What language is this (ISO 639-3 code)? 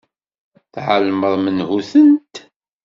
kab